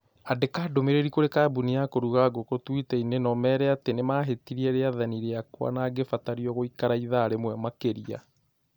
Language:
Kikuyu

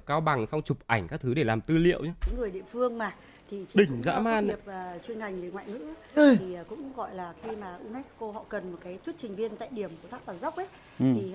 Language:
Vietnamese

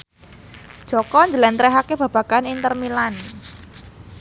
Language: Javanese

